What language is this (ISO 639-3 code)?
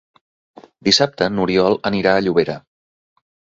cat